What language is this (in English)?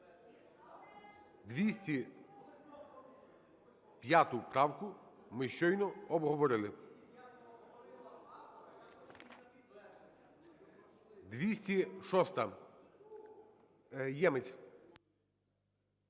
Ukrainian